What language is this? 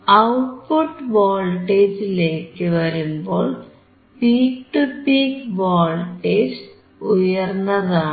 Malayalam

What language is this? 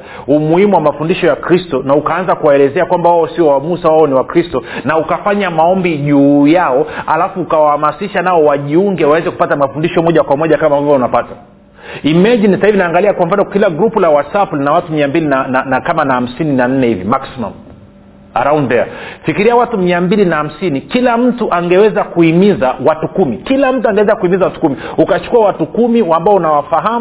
Swahili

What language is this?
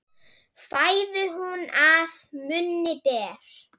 Icelandic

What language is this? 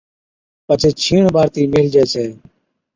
Od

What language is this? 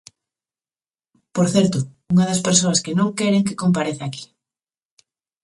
Galician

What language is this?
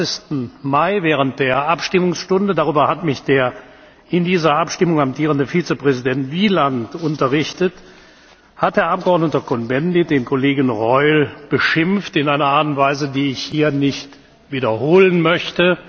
German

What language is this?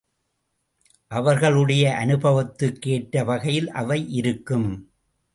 Tamil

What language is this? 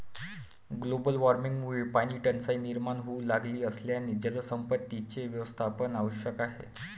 Marathi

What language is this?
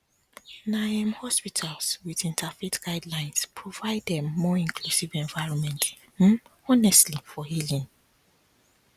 Nigerian Pidgin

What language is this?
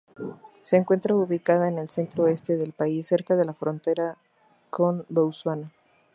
Spanish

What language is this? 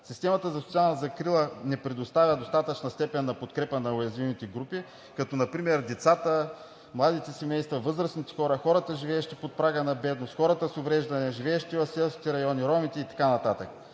Bulgarian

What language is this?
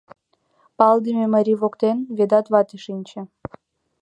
Mari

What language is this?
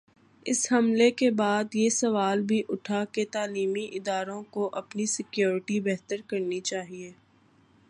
Urdu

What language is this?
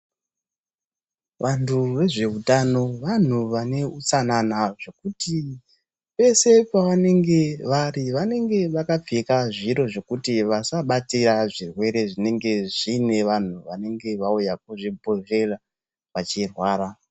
Ndau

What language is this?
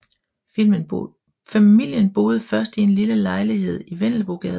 Danish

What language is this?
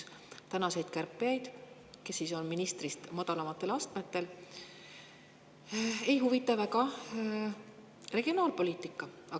Estonian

